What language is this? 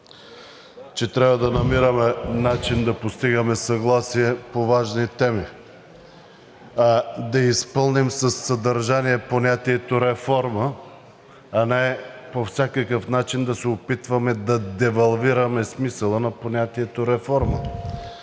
Bulgarian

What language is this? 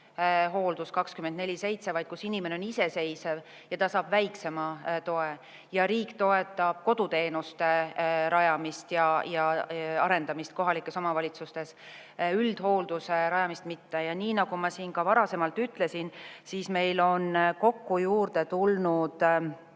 Estonian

